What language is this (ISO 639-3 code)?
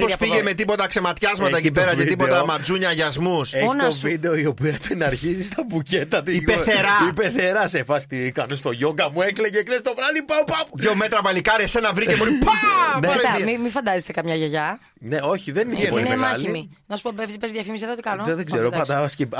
ell